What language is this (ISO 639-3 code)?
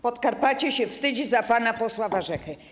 pol